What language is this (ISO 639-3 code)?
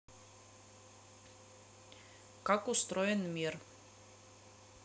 rus